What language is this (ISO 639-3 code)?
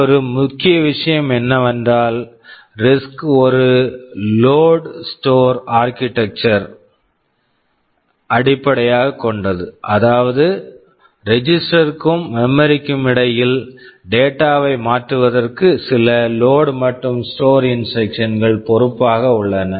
tam